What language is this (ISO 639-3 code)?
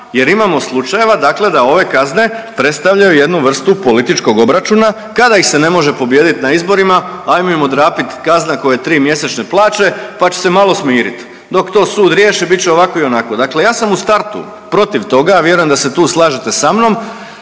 hrv